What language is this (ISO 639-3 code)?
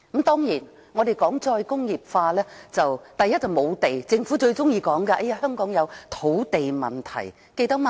yue